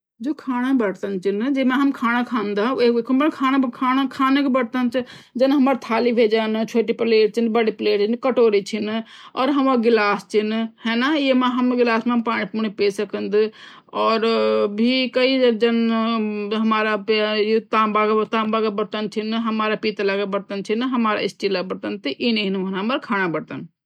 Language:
Garhwali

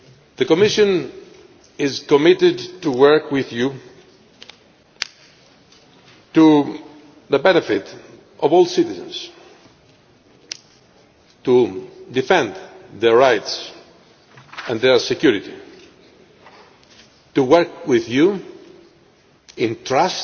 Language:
English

